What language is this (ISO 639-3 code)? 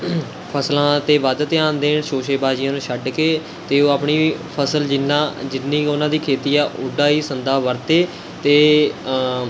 pan